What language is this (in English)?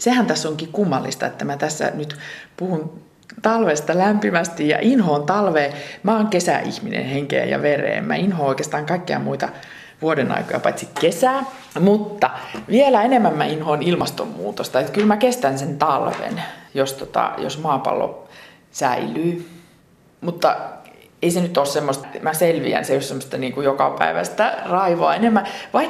Finnish